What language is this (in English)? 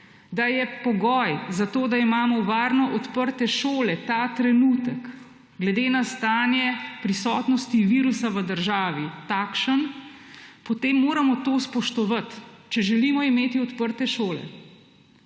Slovenian